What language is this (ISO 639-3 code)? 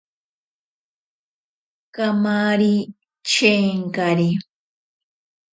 prq